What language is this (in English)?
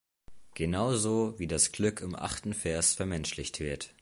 German